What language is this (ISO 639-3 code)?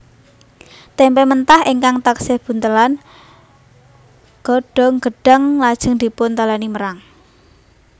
jav